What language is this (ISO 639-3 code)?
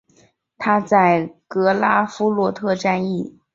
zho